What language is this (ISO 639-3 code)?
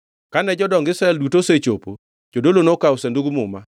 luo